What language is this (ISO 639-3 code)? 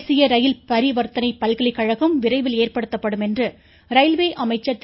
tam